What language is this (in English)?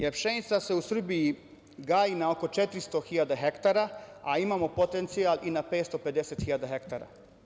Serbian